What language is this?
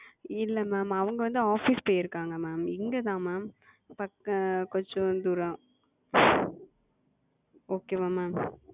Tamil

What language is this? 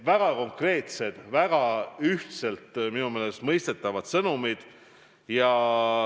Estonian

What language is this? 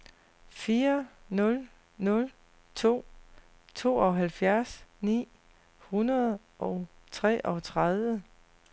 Danish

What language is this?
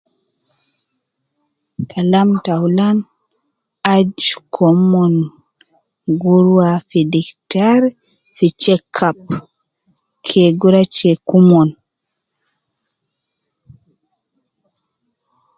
Nubi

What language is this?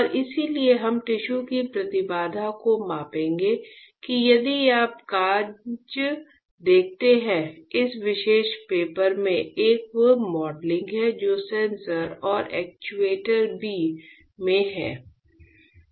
Hindi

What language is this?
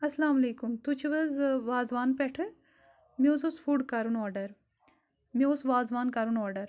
Kashmiri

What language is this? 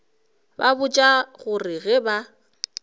Northern Sotho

